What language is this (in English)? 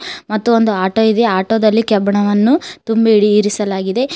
Kannada